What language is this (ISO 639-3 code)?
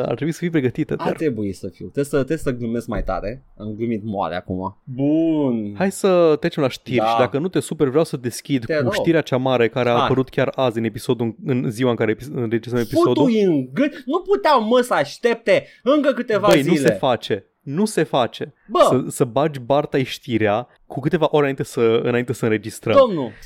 ron